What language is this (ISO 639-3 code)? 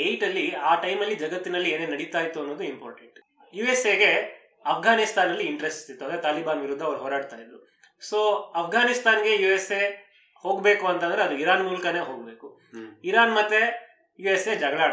kan